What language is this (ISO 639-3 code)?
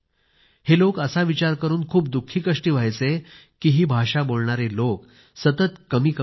mar